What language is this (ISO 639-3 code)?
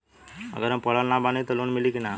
bho